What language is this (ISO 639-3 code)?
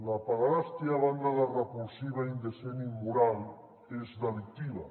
cat